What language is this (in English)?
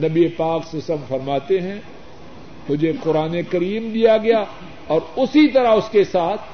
Urdu